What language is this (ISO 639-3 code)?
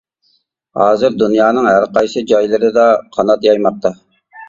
uig